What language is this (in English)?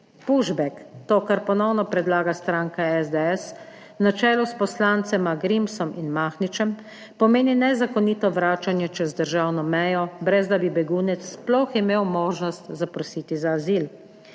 Slovenian